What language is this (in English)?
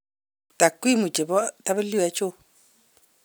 Kalenjin